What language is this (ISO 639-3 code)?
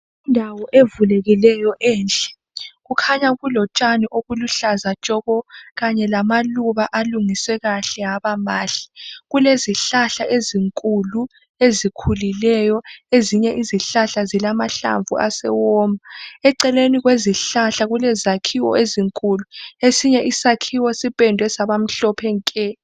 nde